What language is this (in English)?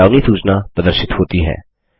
Hindi